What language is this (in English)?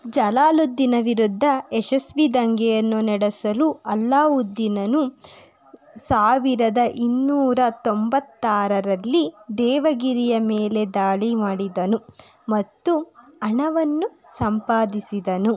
Kannada